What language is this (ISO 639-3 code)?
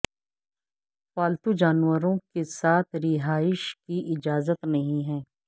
urd